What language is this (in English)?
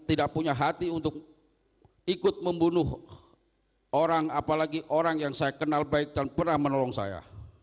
Indonesian